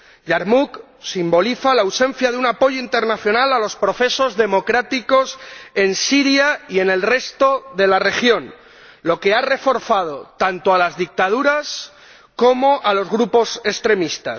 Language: Spanish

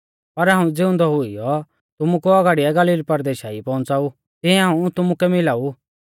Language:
Mahasu Pahari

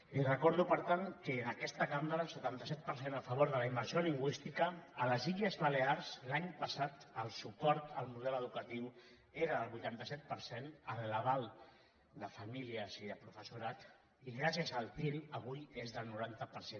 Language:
Catalan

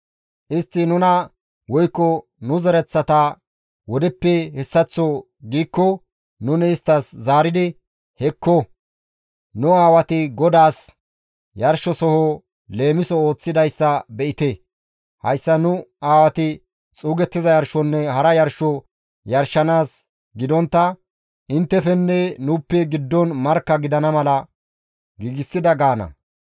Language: Gamo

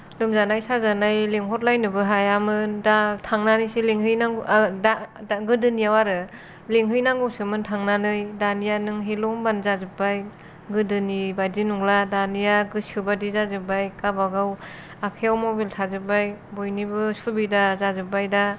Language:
Bodo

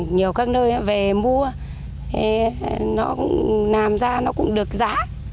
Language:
Vietnamese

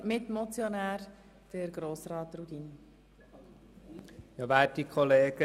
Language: Swiss German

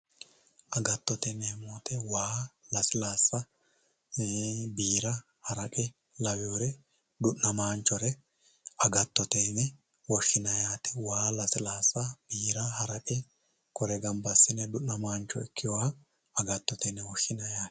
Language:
Sidamo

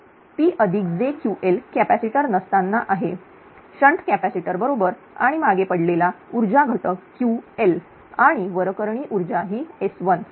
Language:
Marathi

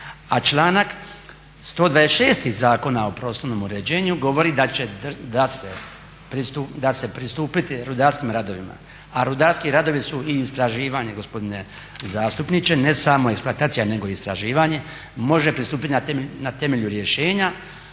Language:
Croatian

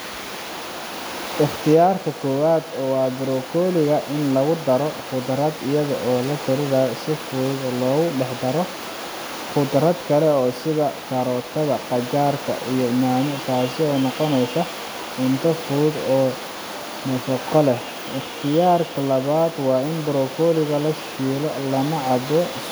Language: Somali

